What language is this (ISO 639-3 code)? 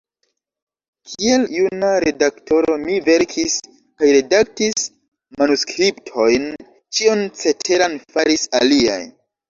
epo